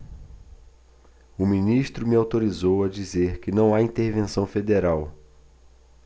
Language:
Portuguese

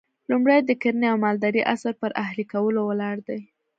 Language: Pashto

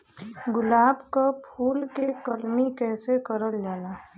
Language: Bhojpuri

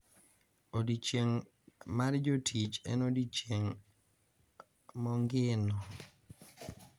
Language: Luo (Kenya and Tanzania)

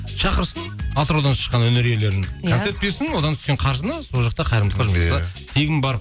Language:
Kazakh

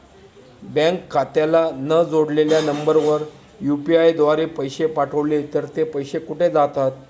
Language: Marathi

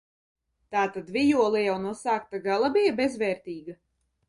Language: Latvian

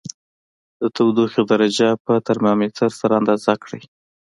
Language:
Pashto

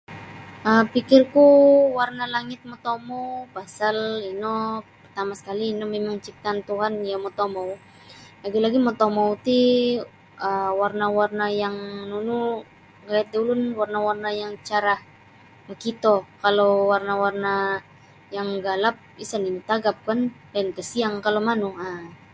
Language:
Sabah Bisaya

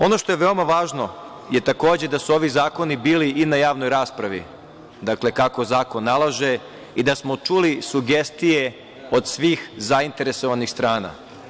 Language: Serbian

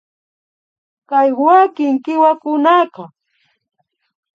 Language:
Imbabura Highland Quichua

